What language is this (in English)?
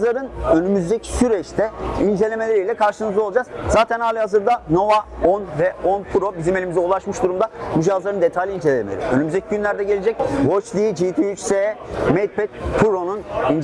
Turkish